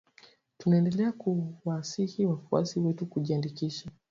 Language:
Swahili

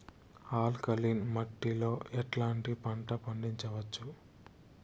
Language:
Telugu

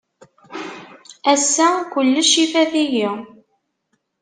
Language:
Kabyle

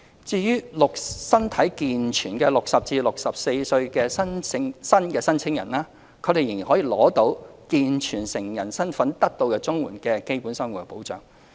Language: Cantonese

